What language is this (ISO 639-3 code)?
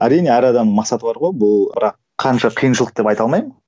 kaz